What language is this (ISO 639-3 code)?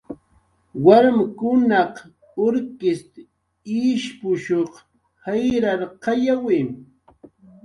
jqr